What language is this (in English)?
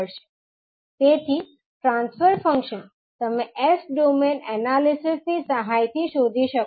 Gujarati